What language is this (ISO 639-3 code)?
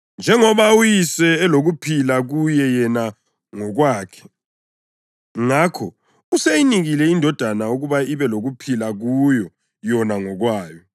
nde